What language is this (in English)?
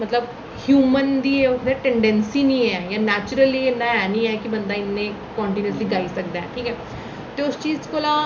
Dogri